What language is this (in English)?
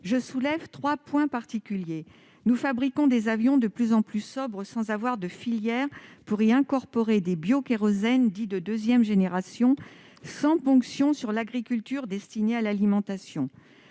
French